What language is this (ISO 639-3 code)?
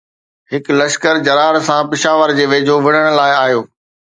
snd